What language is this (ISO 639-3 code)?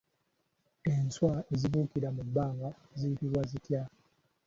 lug